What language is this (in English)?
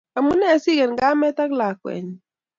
Kalenjin